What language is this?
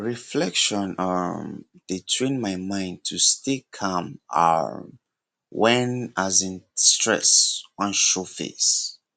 Nigerian Pidgin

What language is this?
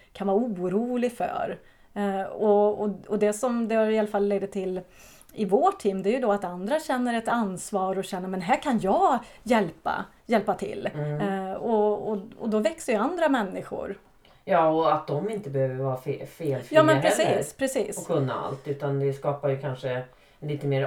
Swedish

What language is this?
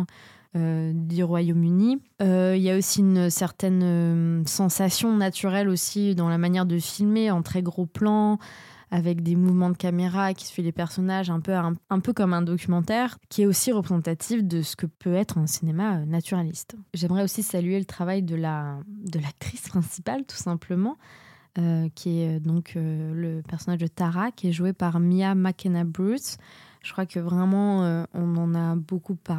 French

